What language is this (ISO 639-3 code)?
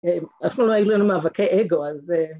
heb